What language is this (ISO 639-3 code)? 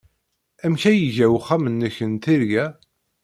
kab